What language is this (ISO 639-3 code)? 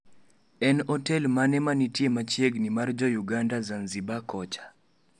luo